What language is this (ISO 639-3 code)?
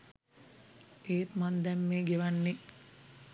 sin